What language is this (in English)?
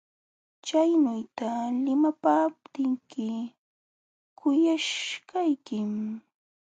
Jauja Wanca Quechua